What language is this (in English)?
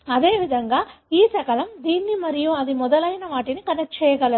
Telugu